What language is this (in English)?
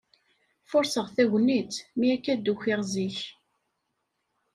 Kabyle